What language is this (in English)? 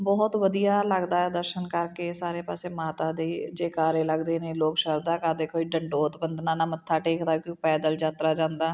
Punjabi